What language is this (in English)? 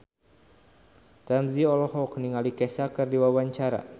Sundanese